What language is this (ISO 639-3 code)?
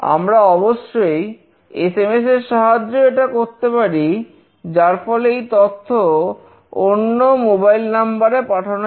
ben